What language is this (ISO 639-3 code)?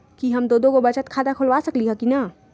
mag